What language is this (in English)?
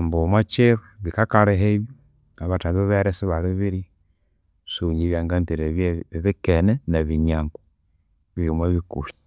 Konzo